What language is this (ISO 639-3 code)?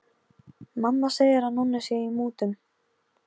isl